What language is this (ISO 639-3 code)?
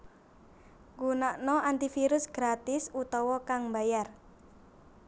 jav